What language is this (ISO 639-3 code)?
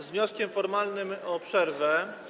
pol